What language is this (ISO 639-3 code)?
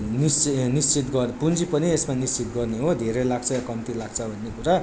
nep